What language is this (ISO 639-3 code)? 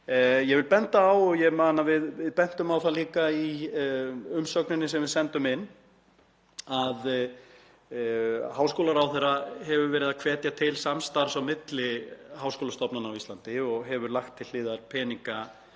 isl